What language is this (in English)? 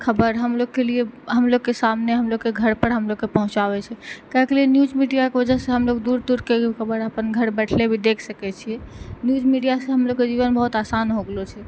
Maithili